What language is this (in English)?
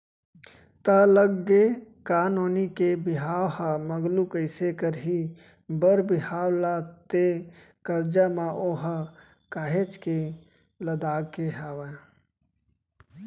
Chhattisgarhi